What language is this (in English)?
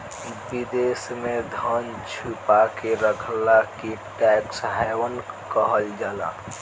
Bhojpuri